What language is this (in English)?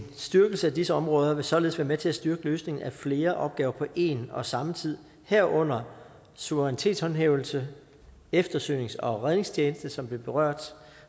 Danish